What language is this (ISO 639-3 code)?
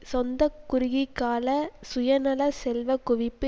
tam